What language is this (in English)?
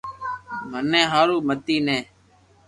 Loarki